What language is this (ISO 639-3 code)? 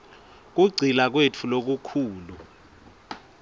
ssw